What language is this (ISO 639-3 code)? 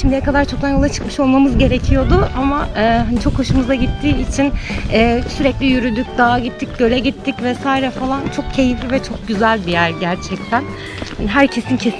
tur